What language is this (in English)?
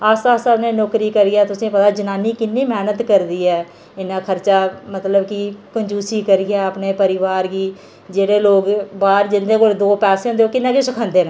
Dogri